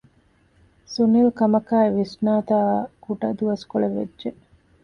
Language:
Divehi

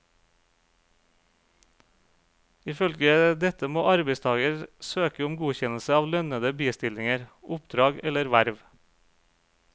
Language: Norwegian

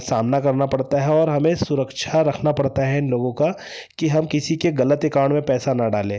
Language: Hindi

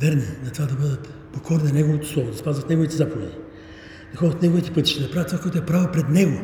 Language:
Bulgarian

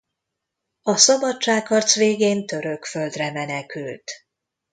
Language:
Hungarian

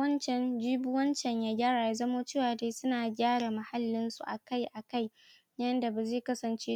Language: Hausa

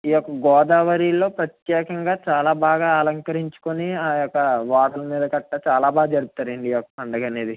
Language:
Telugu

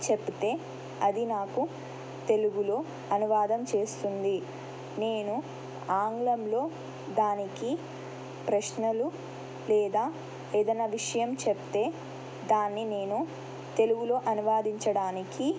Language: Telugu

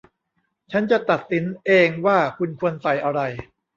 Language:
Thai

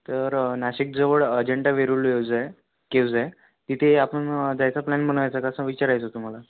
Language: Marathi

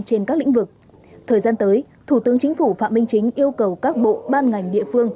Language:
Vietnamese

